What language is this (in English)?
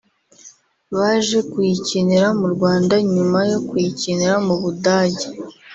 Kinyarwanda